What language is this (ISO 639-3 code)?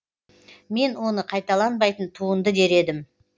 kaz